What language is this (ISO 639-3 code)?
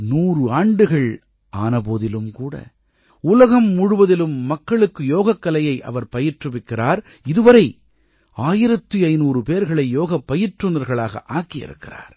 tam